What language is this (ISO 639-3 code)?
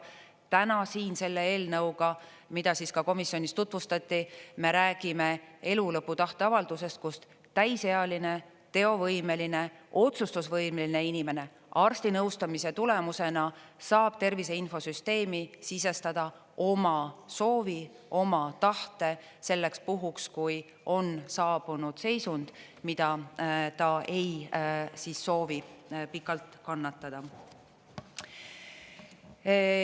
est